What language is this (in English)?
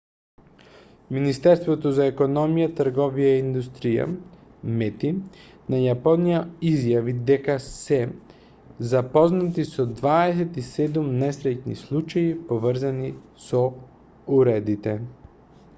Macedonian